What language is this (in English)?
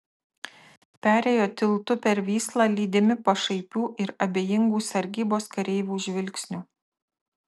Lithuanian